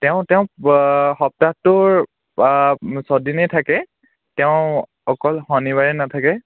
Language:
Assamese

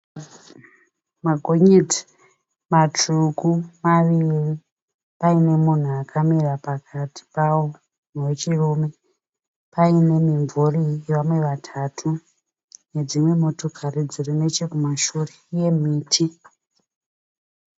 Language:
Shona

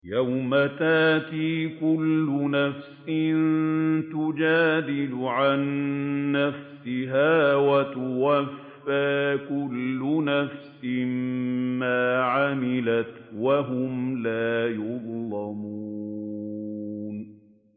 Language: Arabic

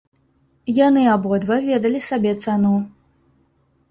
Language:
Belarusian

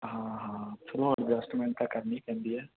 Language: Punjabi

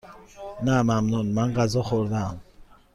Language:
Persian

